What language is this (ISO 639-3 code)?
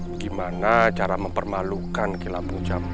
ind